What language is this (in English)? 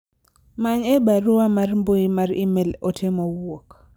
Luo (Kenya and Tanzania)